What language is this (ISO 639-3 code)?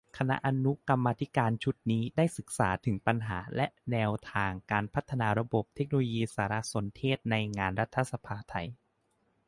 tha